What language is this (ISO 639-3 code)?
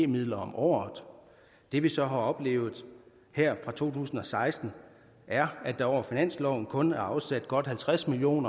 dan